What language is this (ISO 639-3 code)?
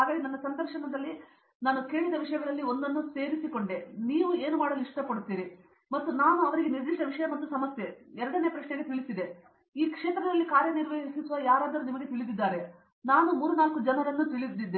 kan